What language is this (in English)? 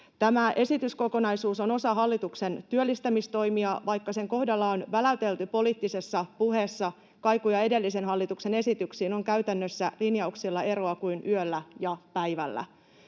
Finnish